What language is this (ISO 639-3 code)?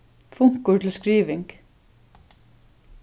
fao